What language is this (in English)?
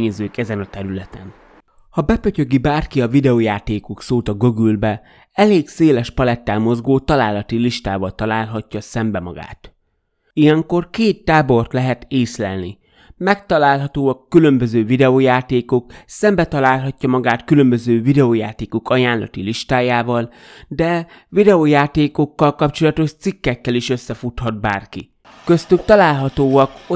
Hungarian